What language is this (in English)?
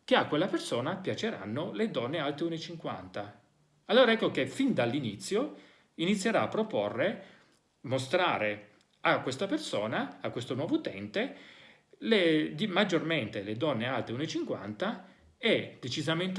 Italian